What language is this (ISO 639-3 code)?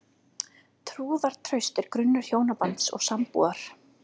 isl